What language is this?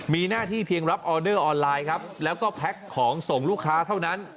Thai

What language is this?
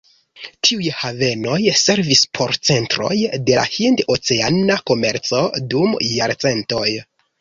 Esperanto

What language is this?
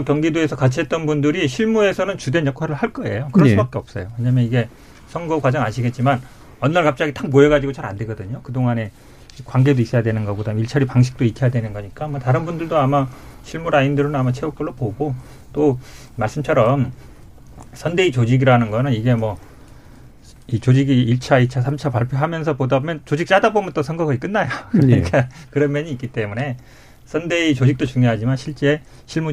Korean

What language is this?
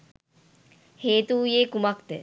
Sinhala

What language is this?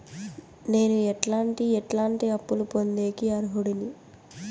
Telugu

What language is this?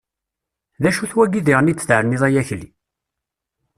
Kabyle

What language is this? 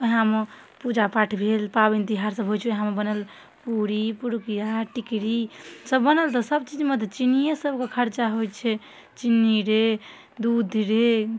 Maithili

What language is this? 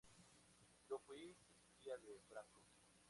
Spanish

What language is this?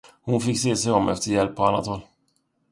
Swedish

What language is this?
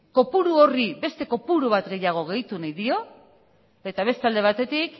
Basque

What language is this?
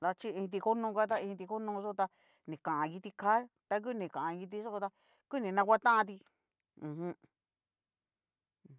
Cacaloxtepec Mixtec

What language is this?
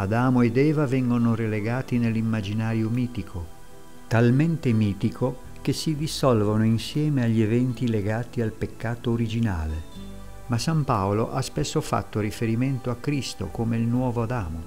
Italian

